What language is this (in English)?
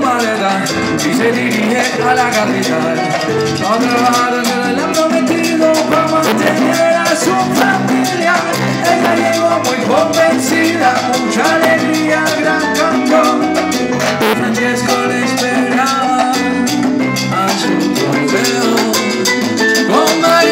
Arabic